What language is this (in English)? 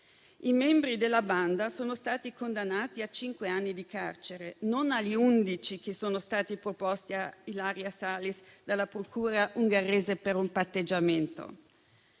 Italian